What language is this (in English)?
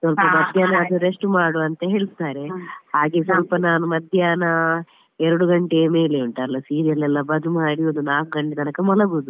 Kannada